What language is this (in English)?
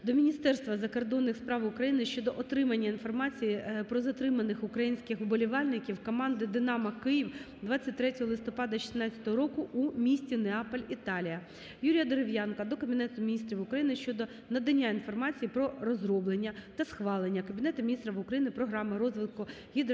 Ukrainian